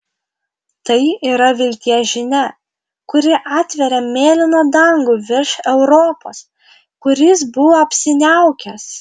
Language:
Lithuanian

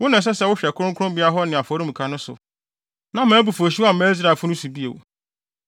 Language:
Akan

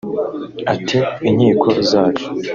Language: Kinyarwanda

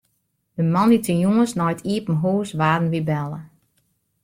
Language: Western Frisian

